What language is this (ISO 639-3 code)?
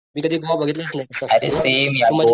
mar